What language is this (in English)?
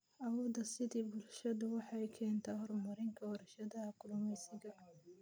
Somali